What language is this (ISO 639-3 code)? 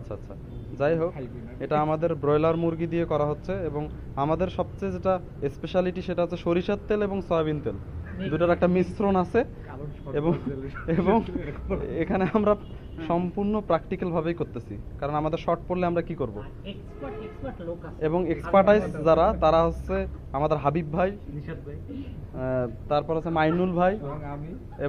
ron